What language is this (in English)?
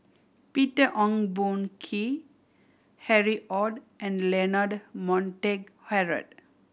English